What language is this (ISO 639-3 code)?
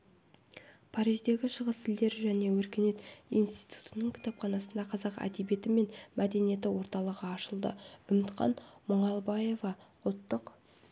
kaz